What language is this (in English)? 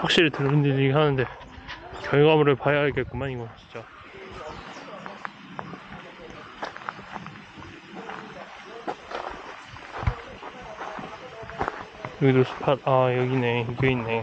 Korean